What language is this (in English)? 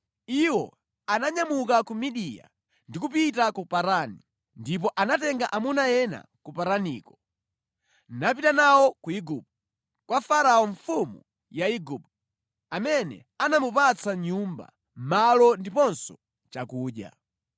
Nyanja